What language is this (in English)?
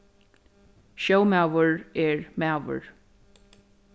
Faroese